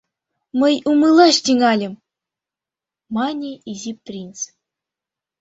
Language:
Mari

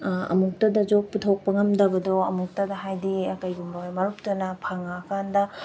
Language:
Manipuri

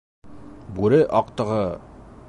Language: Bashkir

